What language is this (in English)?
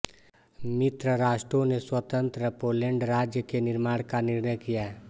Hindi